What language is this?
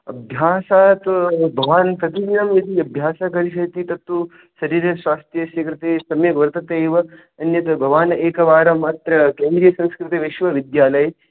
Sanskrit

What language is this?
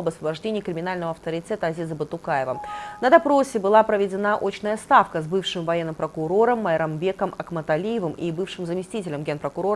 Russian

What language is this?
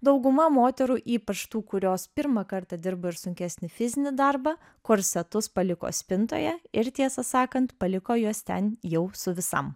Lithuanian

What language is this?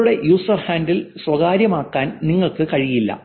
Malayalam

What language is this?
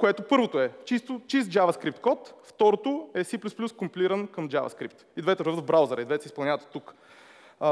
Bulgarian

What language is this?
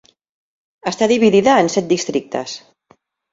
Catalan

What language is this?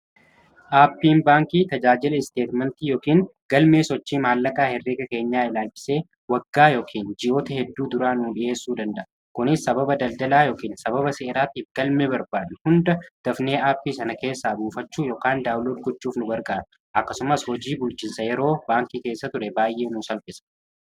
Oromo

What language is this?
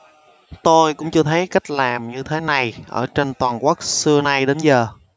Vietnamese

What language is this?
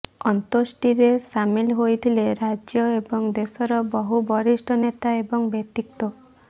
Odia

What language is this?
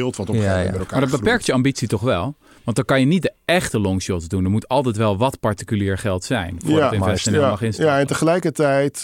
Dutch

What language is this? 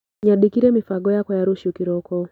Kikuyu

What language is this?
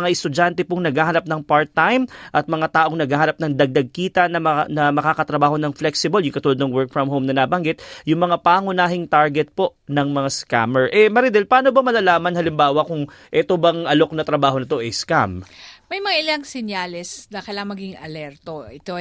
Filipino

